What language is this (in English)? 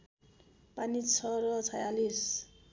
Nepali